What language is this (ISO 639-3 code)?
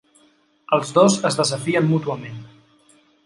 cat